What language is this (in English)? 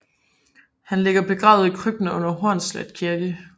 Danish